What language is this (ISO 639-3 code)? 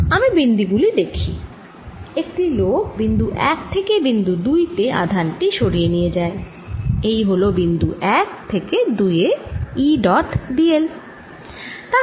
ben